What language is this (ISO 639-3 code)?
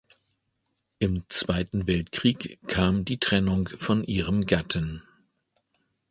deu